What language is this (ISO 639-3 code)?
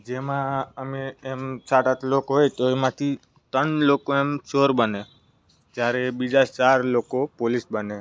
guj